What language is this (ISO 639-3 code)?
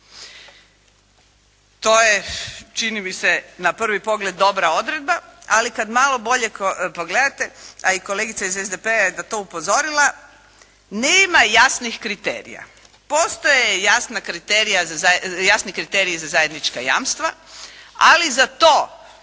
hrv